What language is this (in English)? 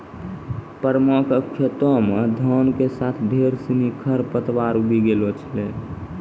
Maithili